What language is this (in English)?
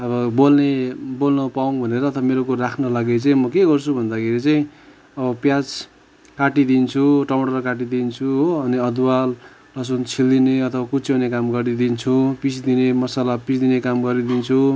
Nepali